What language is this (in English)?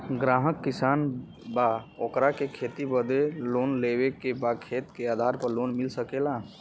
Bhojpuri